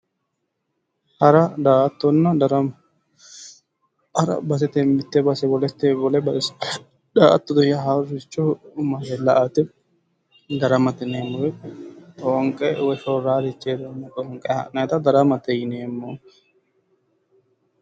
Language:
Sidamo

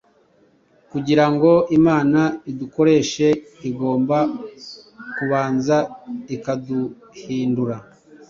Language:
Kinyarwanda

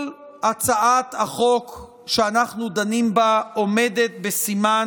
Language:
Hebrew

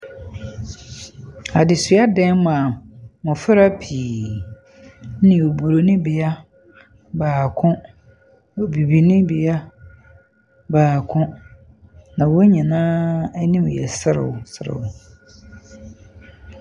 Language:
Akan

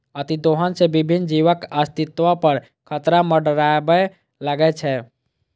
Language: Maithili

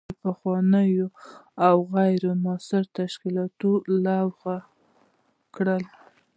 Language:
Pashto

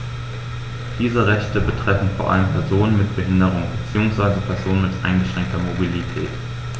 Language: German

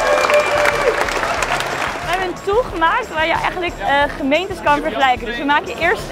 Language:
Dutch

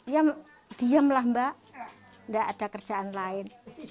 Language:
Indonesian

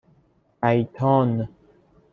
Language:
Persian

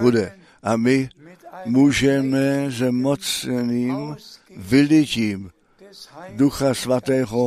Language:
Czech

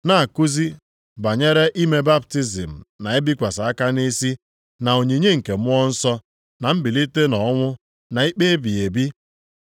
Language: Igbo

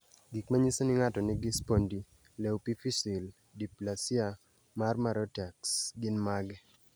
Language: Luo (Kenya and Tanzania)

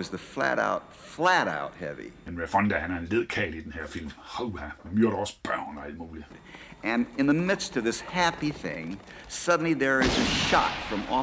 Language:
Danish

